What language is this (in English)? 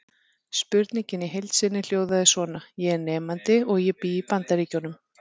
Icelandic